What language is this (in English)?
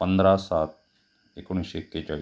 Marathi